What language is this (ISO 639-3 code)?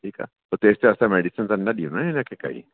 snd